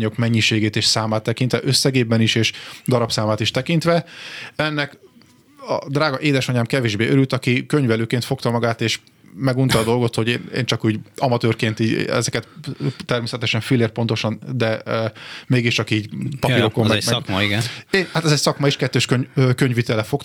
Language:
Hungarian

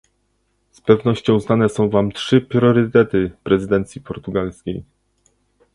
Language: Polish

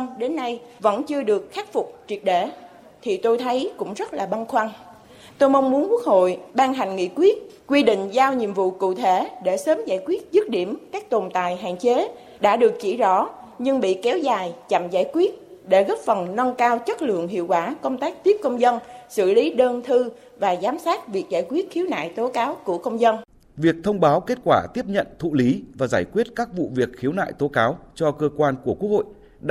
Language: Vietnamese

